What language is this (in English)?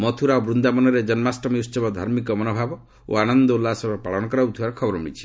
Odia